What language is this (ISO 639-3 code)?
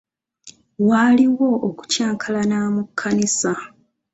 lug